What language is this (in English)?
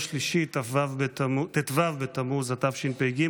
Hebrew